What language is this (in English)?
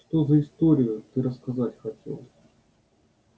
Russian